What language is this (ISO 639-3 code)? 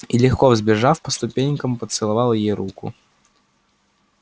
rus